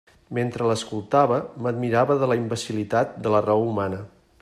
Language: Catalan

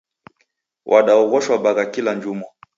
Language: Taita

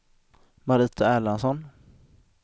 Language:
Swedish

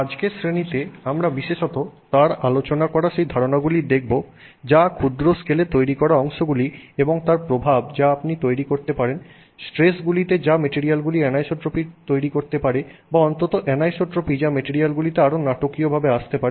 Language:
Bangla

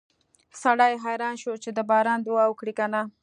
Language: Pashto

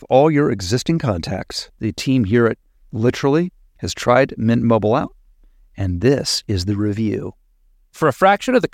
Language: English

